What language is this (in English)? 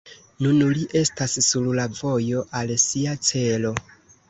Esperanto